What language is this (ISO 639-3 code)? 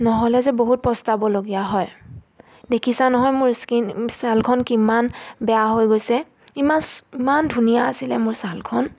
asm